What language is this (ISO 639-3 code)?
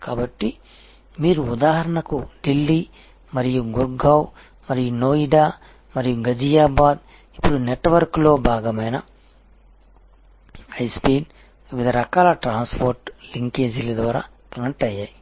tel